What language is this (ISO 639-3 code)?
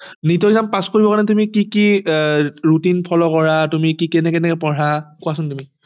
asm